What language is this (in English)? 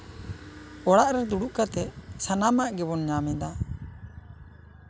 Santali